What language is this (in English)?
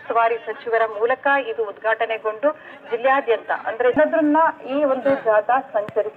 Arabic